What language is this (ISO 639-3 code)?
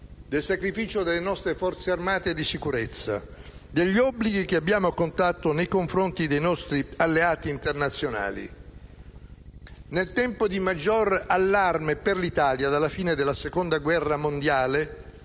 ita